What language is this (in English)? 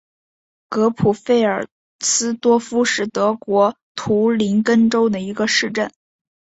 Chinese